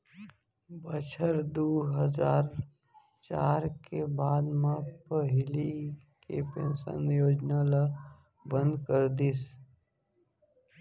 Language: Chhattisgarhi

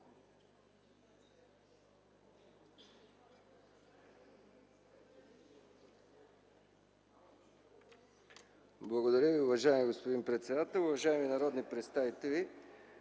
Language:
Bulgarian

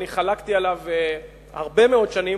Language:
Hebrew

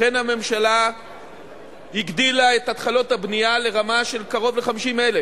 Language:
Hebrew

